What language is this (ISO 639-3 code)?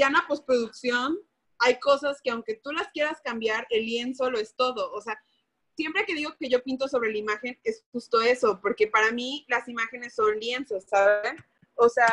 spa